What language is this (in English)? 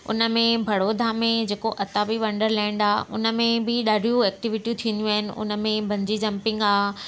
Sindhi